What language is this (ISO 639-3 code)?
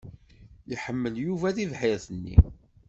kab